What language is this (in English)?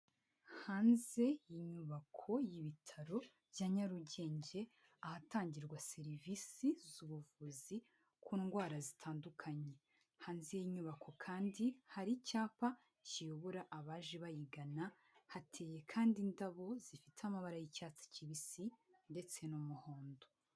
Kinyarwanda